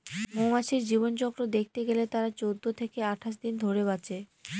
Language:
Bangla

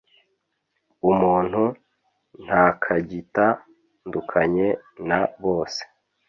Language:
Kinyarwanda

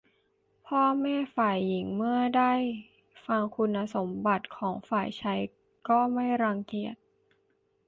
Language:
Thai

